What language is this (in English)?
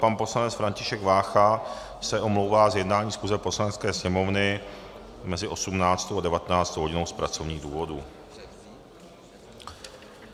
Czech